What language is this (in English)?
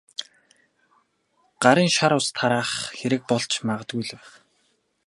Mongolian